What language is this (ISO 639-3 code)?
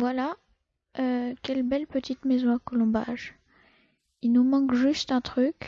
fra